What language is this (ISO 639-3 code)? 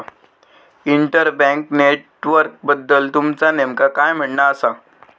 mar